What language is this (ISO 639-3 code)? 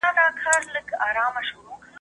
pus